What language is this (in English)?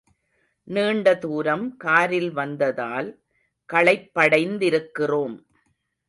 Tamil